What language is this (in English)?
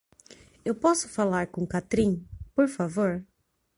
Portuguese